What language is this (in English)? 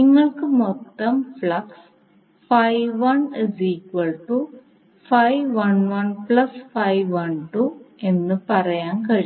Malayalam